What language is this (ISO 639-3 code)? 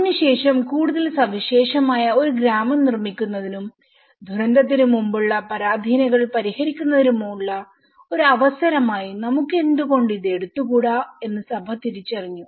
mal